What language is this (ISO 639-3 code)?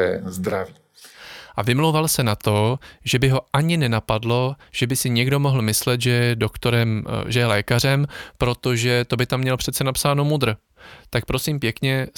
ces